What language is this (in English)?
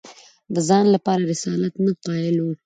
Pashto